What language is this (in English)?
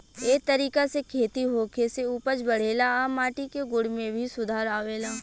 Bhojpuri